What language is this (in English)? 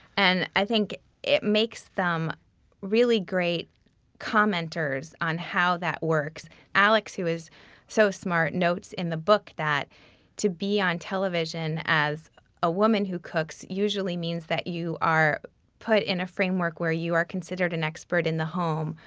English